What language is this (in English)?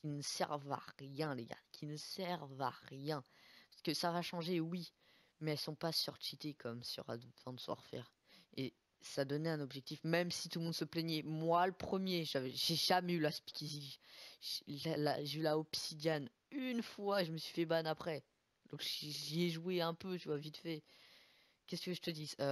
French